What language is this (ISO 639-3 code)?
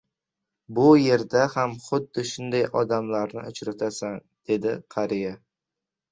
uzb